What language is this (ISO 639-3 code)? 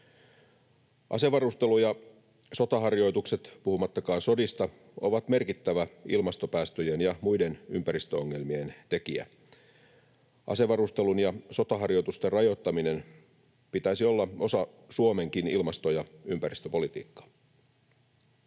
fin